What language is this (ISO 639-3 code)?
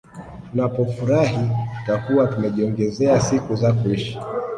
swa